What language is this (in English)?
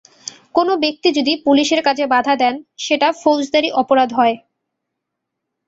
Bangla